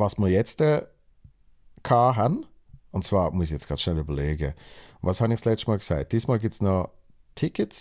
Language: German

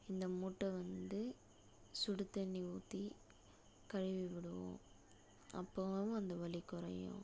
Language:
Tamil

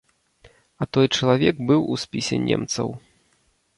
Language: Belarusian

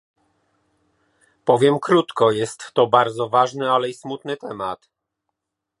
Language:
Polish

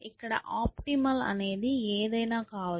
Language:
Telugu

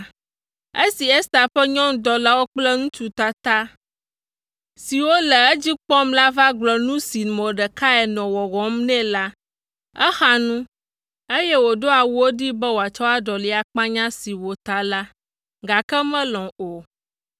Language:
Ewe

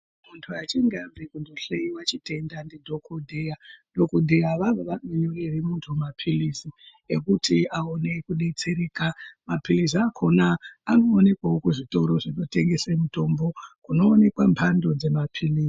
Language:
Ndau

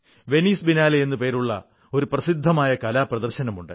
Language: Malayalam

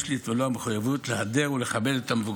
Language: Hebrew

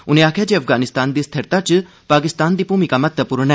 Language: Dogri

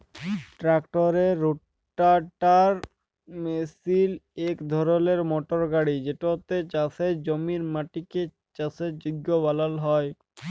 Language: Bangla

